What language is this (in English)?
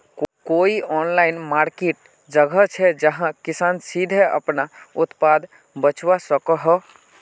Magahi